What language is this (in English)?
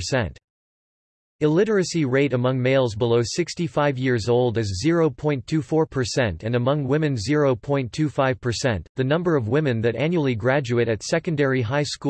English